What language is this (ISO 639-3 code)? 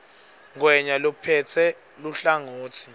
ssw